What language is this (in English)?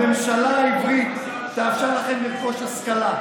Hebrew